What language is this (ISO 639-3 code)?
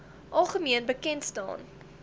afr